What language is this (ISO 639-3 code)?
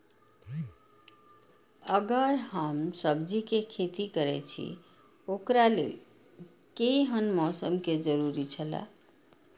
mai